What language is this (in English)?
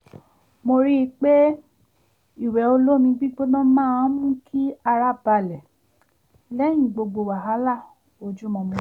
Yoruba